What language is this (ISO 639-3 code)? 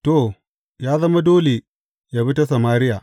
hau